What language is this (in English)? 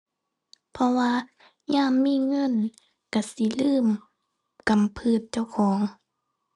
Thai